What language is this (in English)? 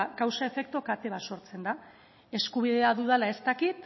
Basque